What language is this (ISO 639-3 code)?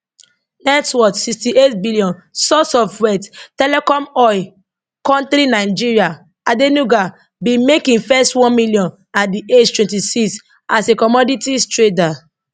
pcm